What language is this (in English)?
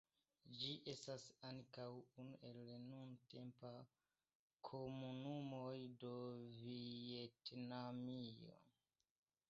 Esperanto